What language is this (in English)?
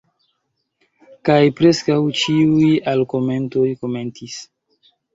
Esperanto